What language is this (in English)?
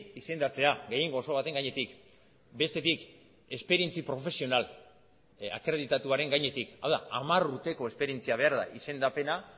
Basque